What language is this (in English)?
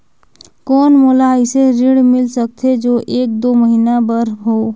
Chhattisgarhi